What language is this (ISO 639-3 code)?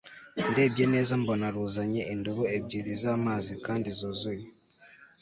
kin